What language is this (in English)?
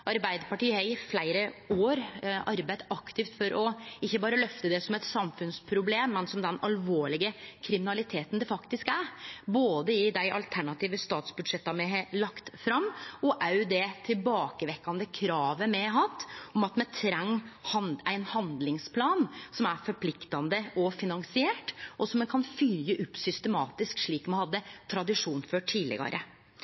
Norwegian Nynorsk